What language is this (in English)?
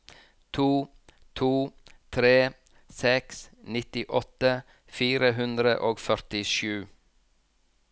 Norwegian